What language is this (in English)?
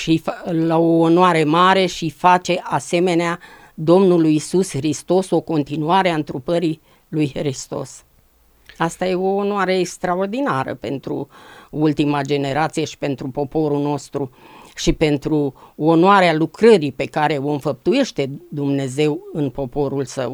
Romanian